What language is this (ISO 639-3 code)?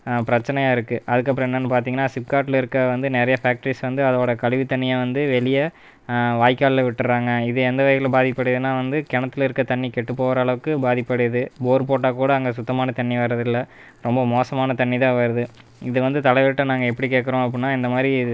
tam